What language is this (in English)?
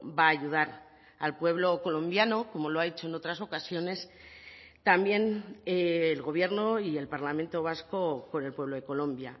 Spanish